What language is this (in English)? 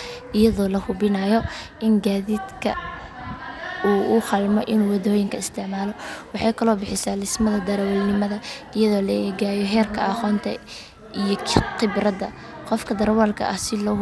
Somali